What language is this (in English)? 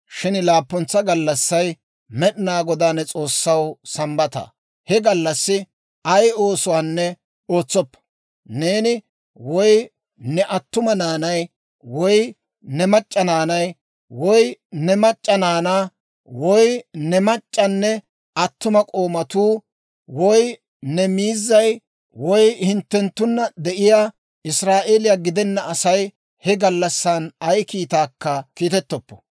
Dawro